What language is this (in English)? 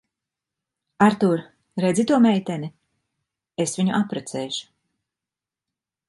Latvian